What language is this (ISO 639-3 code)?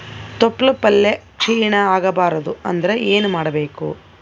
kan